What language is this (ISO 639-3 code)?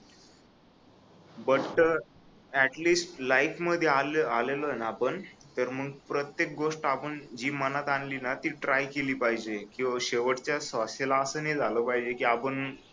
mar